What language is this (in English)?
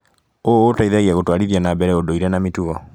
Kikuyu